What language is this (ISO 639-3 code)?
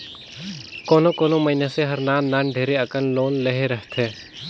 hne